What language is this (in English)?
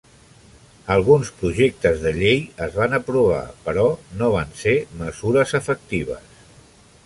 Catalan